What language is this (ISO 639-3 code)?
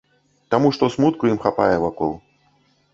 bel